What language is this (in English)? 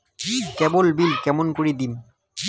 Bangla